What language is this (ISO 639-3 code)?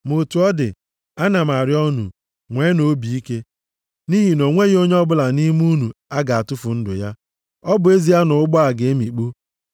ibo